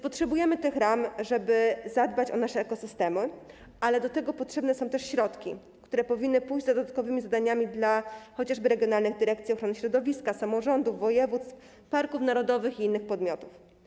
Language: Polish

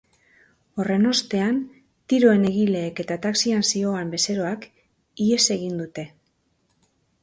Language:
Basque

